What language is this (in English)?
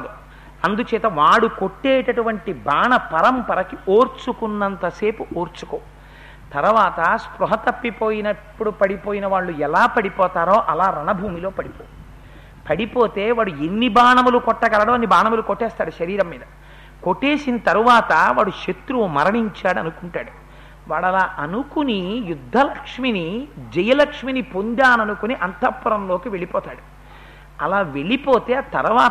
Telugu